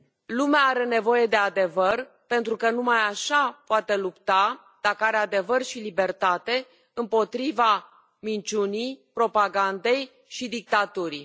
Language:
Romanian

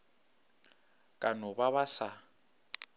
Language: Northern Sotho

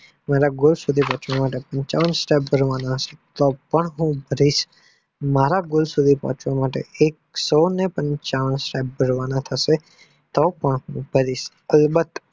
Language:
Gujarati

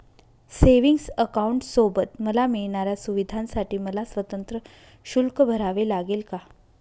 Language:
Marathi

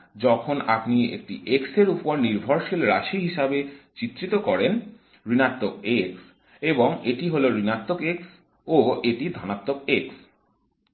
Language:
Bangla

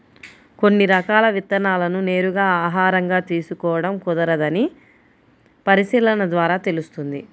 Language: Telugu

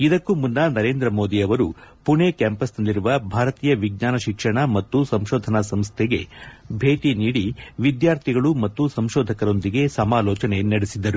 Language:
Kannada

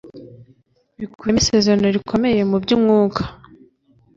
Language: Kinyarwanda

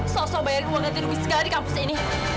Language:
Indonesian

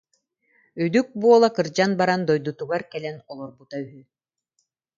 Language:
Yakut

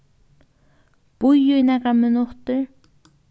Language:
Faroese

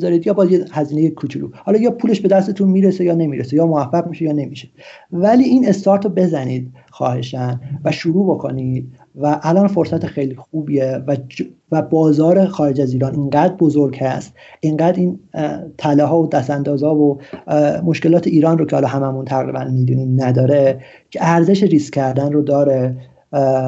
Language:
Persian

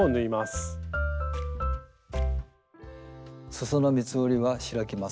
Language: Japanese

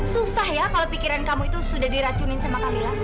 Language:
Indonesian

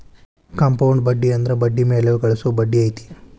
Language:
Kannada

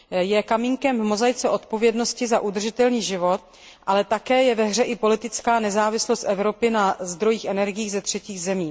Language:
Czech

